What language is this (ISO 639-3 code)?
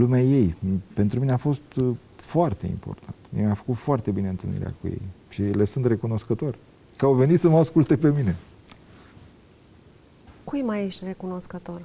ron